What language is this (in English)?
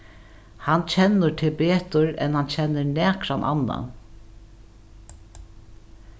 Faroese